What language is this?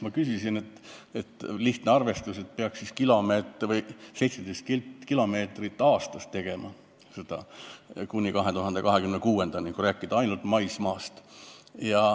Estonian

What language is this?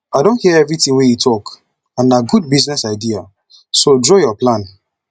Nigerian Pidgin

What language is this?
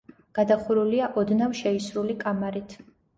Georgian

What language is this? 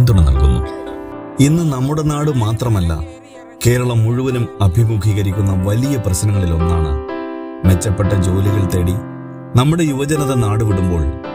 Malayalam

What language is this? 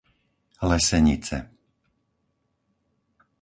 Slovak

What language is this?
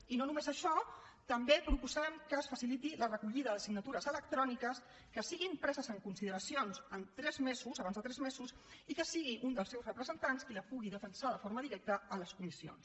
Catalan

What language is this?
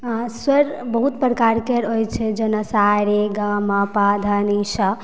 Maithili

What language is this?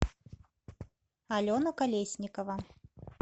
Russian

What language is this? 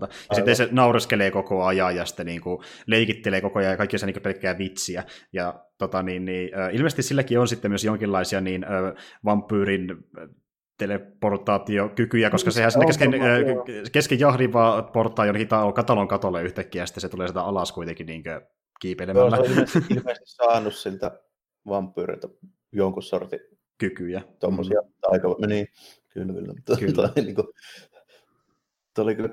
Finnish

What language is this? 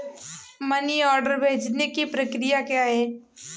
Hindi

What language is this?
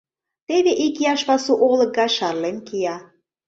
Mari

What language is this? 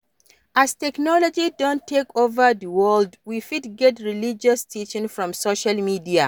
Nigerian Pidgin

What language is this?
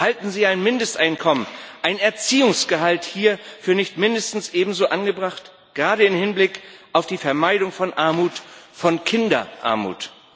German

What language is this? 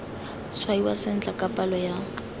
Tswana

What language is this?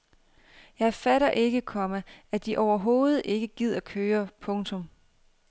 Danish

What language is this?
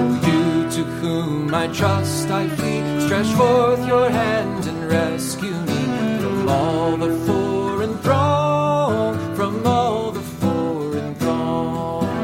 Dutch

